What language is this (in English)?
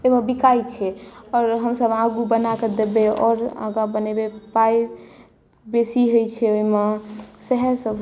Maithili